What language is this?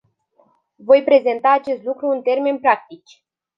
Romanian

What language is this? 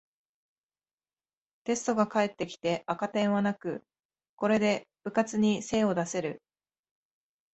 Japanese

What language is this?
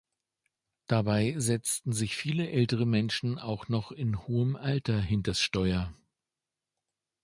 German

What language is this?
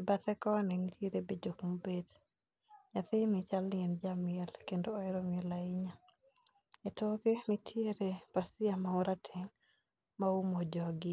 Luo (Kenya and Tanzania)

